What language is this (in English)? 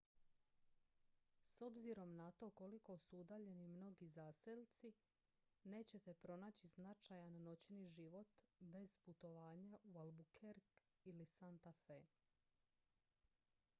Croatian